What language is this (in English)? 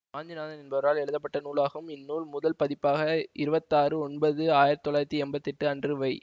Tamil